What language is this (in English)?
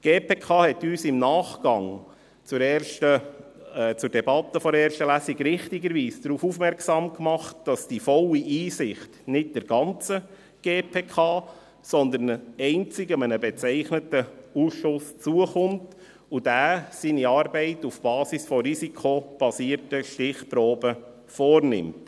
Swiss German